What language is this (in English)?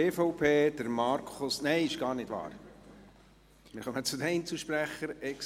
Swiss German